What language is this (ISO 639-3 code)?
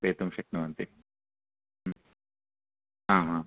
san